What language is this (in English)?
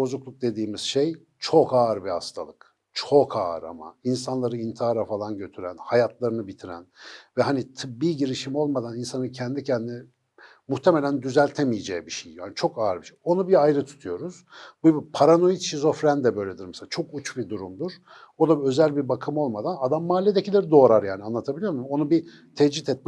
Turkish